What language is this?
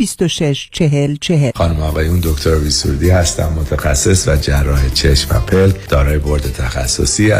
Persian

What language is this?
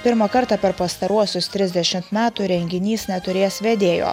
Lithuanian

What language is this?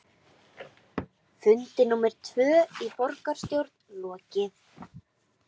Icelandic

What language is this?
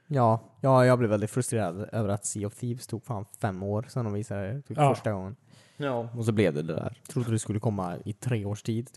Swedish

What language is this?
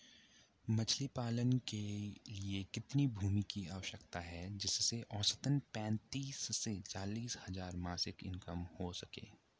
Hindi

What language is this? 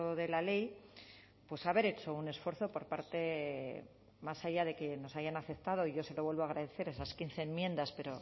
Spanish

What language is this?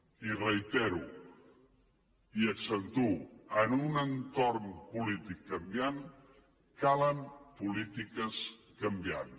Catalan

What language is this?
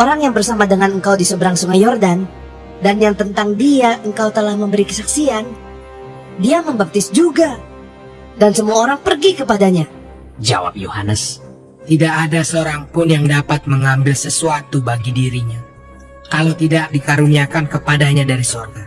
Indonesian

